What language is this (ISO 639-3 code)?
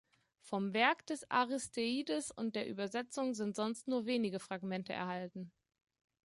deu